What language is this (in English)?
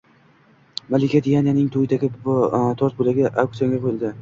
Uzbek